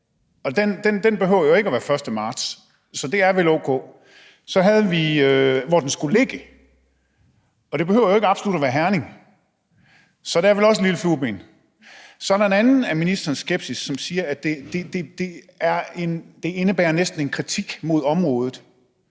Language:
Danish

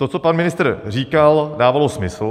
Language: Czech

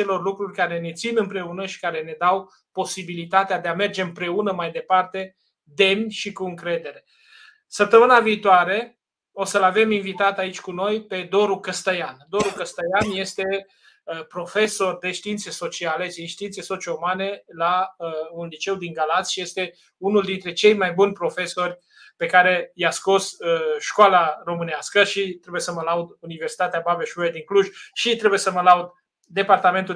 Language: Romanian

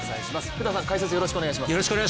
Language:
Japanese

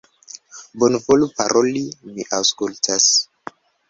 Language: Esperanto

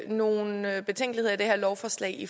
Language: Danish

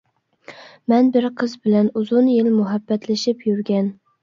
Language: Uyghur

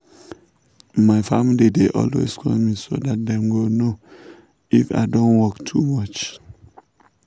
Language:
Nigerian Pidgin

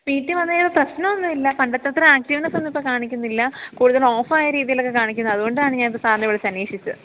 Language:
Malayalam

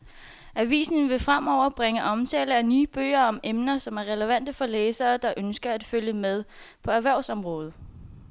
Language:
Danish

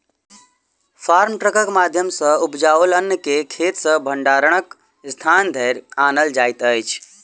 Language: Maithili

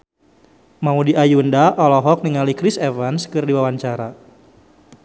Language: Sundanese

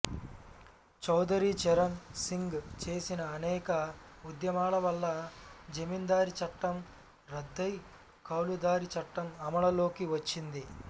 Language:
Telugu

